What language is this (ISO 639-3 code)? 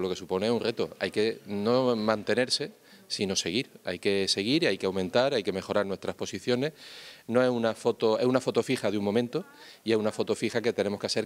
spa